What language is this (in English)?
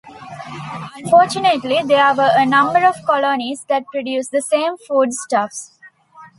English